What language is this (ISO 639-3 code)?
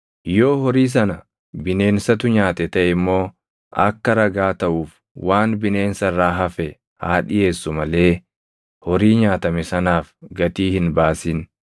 orm